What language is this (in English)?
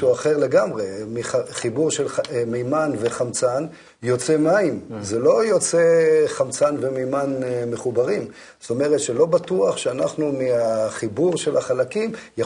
Hebrew